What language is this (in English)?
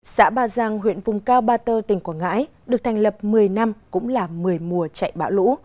Vietnamese